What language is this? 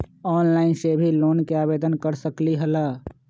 Magahi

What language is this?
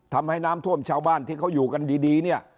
Thai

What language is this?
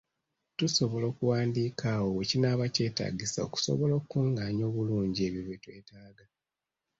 Ganda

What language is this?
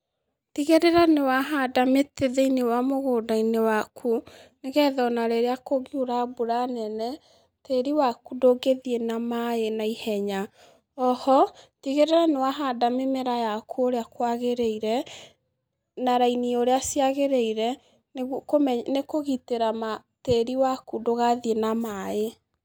Kikuyu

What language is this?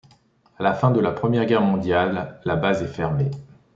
French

